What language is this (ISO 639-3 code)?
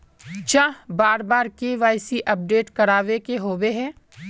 mag